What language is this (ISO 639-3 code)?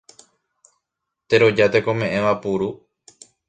grn